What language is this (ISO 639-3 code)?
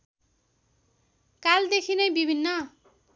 nep